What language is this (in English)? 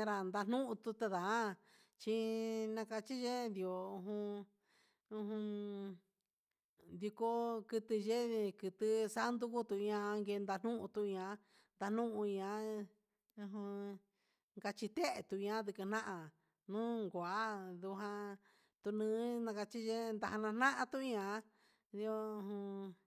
Huitepec Mixtec